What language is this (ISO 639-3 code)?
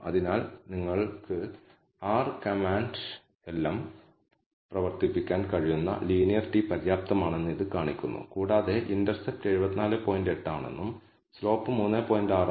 mal